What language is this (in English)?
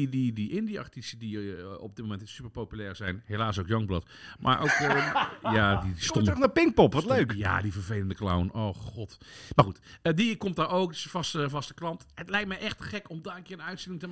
Dutch